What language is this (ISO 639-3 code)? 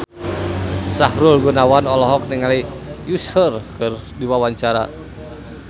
sun